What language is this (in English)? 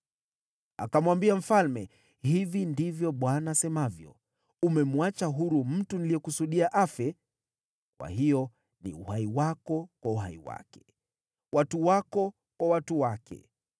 Swahili